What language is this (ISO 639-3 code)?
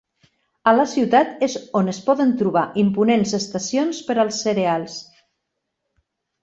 cat